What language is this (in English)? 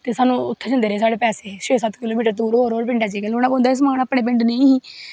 Dogri